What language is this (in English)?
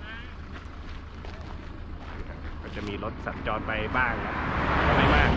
Thai